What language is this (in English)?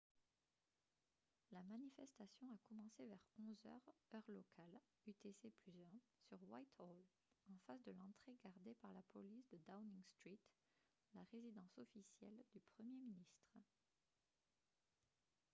French